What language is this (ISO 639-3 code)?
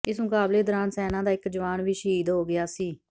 pan